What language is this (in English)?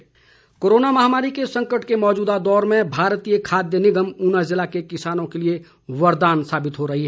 Hindi